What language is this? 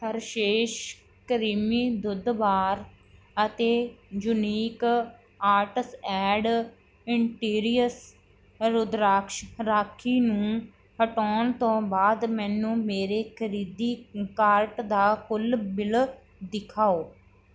Punjabi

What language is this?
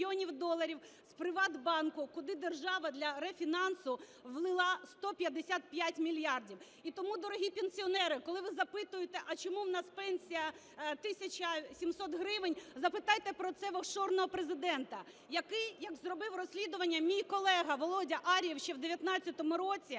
Ukrainian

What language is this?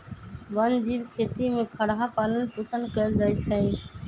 Magahi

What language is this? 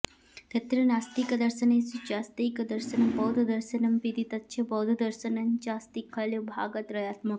Sanskrit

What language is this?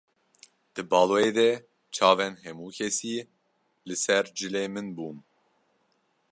Kurdish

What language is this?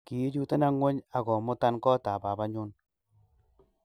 Kalenjin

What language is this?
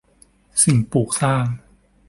Thai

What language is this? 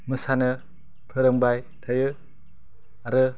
Bodo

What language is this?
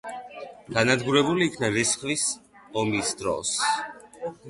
Georgian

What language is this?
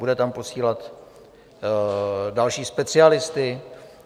Czech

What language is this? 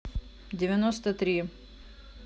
Russian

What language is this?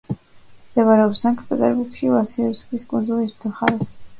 Georgian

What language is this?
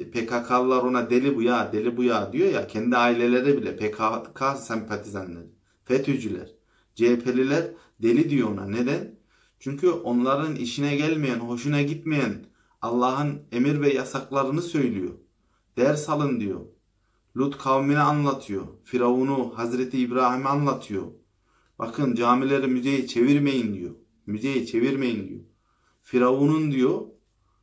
Turkish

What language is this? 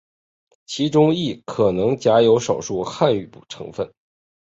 Chinese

